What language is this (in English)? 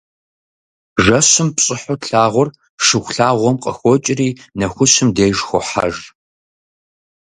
Kabardian